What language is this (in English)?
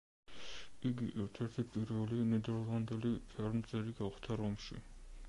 Georgian